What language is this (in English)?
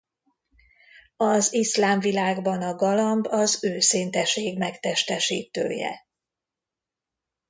Hungarian